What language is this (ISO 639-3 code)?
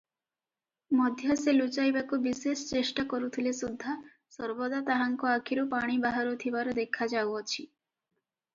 ori